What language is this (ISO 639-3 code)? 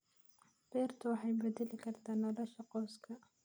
som